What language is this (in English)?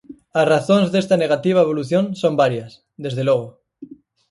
Galician